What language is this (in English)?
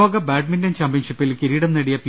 Malayalam